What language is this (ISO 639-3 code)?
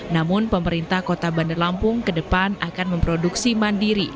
ind